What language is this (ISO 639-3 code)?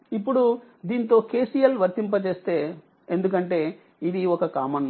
tel